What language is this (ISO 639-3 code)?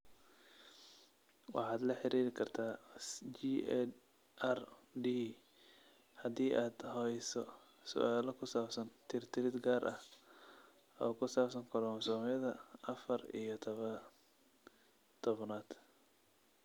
som